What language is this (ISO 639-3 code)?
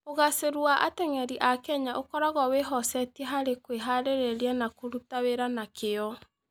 kik